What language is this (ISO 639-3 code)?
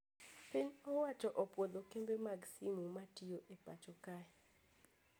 luo